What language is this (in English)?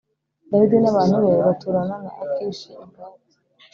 Kinyarwanda